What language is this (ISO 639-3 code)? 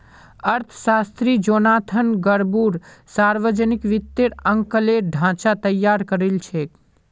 mag